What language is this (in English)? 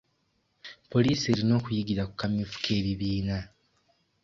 Ganda